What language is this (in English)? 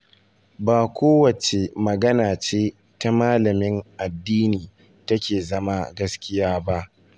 Hausa